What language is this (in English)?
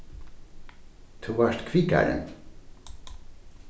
Faroese